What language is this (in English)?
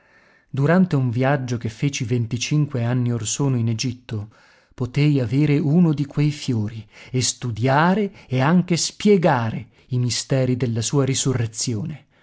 Italian